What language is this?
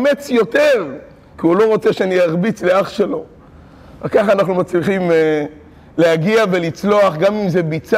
Hebrew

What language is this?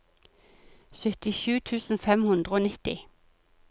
Norwegian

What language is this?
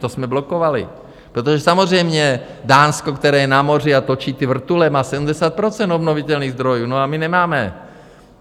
Czech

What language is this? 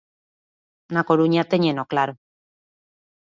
Galician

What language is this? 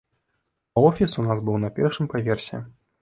Belarusian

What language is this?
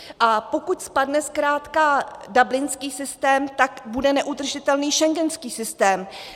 Czech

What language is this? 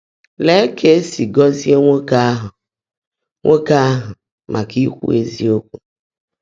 Igbo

